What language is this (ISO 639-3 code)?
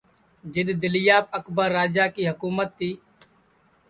ssi